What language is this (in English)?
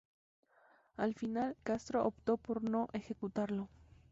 Spanish